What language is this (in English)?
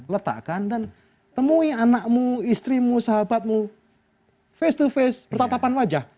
Indonesian